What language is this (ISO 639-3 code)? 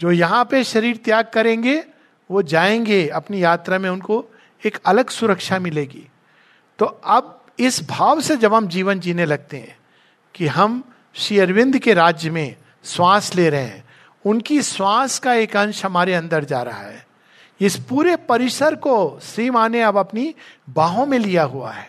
hin